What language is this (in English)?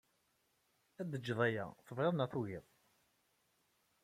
Kabyle